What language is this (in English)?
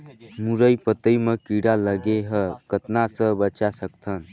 Chhattisgarhi